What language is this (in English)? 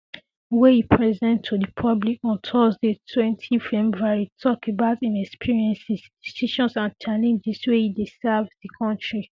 Nigerian Pidgin